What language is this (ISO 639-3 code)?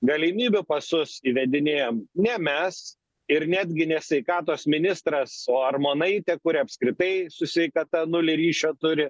lit